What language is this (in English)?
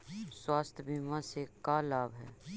Magahi